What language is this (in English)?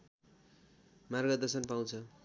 Nepali